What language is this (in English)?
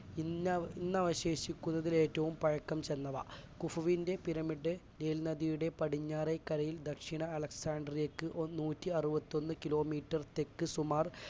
Malayalam